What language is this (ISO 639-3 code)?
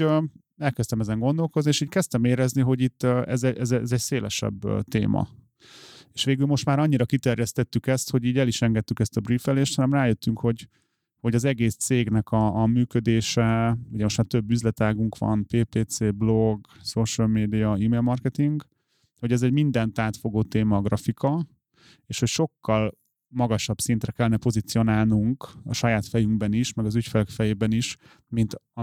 hun